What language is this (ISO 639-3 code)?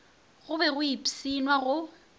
nso